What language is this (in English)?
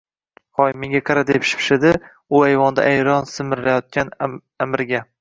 Uzbek